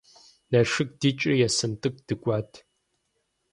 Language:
Kabardian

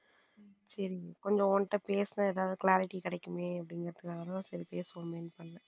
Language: Tamil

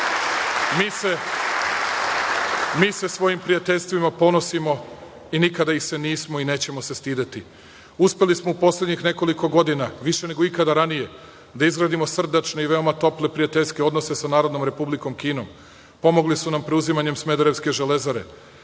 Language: Serbian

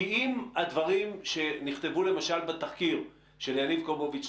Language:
Hebrew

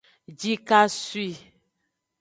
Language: Aja (Benin)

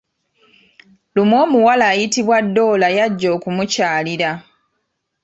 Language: Ganda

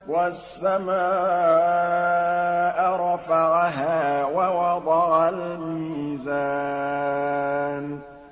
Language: Arabic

